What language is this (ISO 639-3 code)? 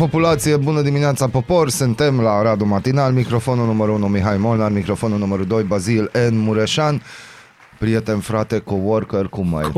ron